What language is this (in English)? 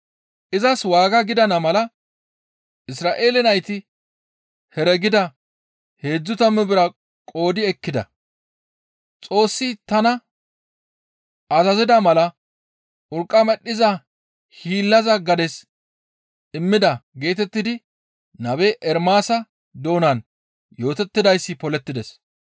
Gamo